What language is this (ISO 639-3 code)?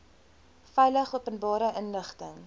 afr